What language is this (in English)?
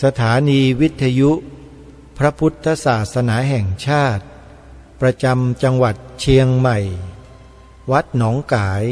Thai